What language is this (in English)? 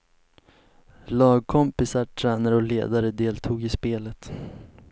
Swedish